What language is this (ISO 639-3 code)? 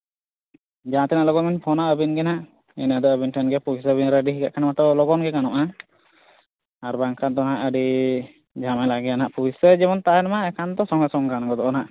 sat